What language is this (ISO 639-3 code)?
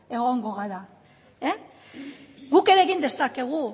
eus